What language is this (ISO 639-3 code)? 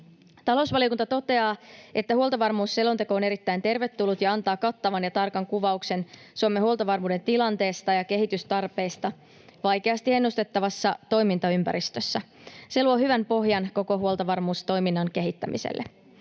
fin